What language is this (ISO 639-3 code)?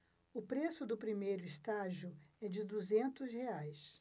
por